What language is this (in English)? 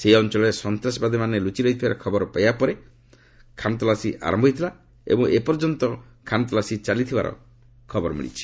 Odia